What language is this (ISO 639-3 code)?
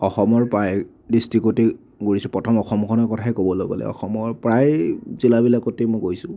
asm